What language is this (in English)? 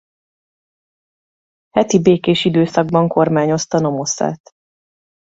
Hungarian